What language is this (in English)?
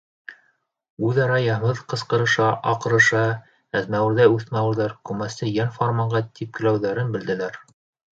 Bashkir